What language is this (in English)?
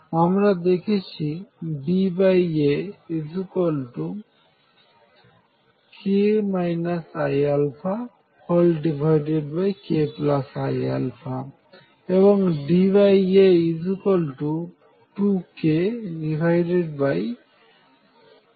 Bangla